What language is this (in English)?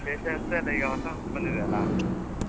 Kannada